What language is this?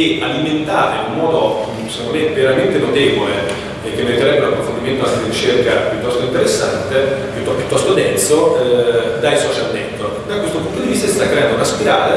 Italian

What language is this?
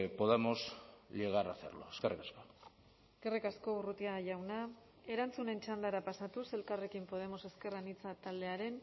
Basque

